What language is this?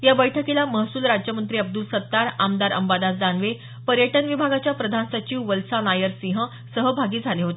Marathi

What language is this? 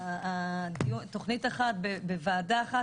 Hebrew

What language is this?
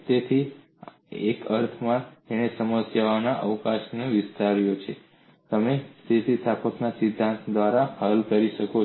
Gujarati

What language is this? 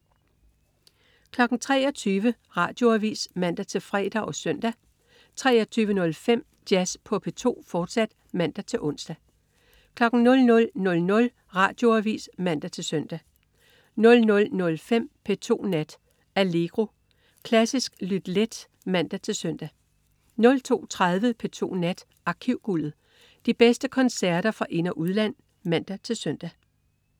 Danish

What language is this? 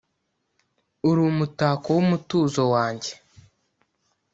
Kinyarwanda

